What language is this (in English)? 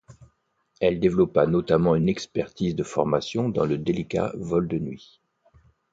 French